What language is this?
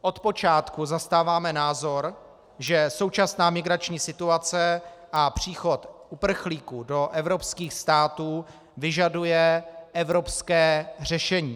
Czech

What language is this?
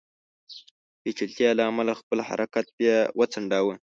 Pashto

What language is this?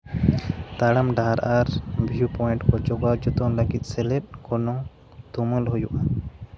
Santali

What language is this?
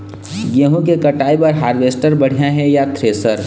Chhattisgarhi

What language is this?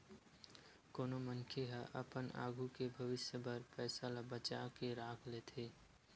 Chhattisgarhi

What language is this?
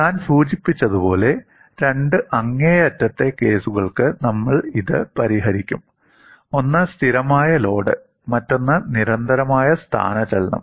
Malayalam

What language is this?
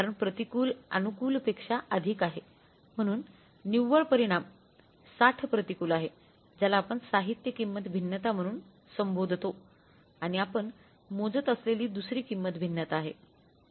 Marathi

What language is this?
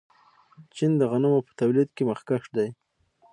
Pashto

